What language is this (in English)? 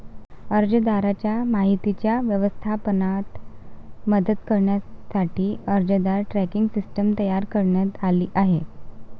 Marathi